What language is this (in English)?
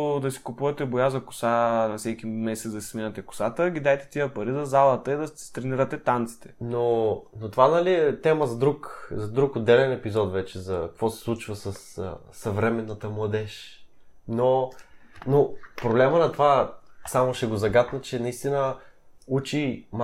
Bulgarian